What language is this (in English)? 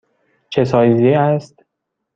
Persian